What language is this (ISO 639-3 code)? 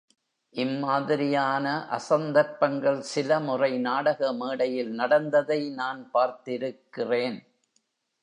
tam